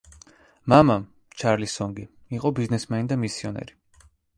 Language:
Georgian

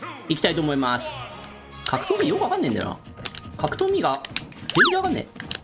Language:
Japanese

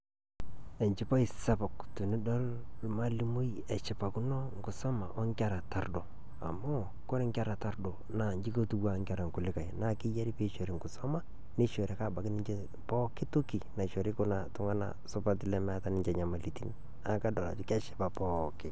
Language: Masai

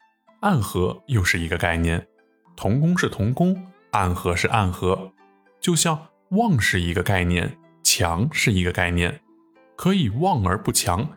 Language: Chinese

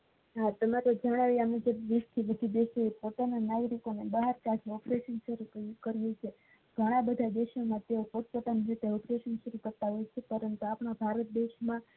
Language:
Gujarati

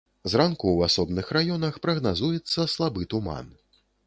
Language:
Belarusian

